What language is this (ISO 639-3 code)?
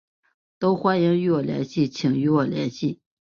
zho